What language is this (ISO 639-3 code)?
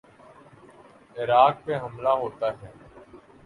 urd